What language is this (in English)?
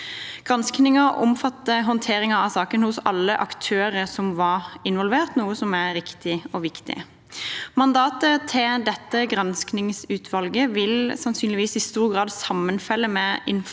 Norwegian